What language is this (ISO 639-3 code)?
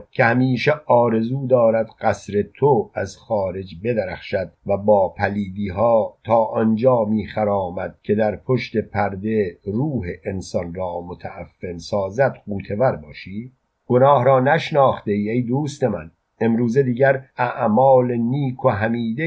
fas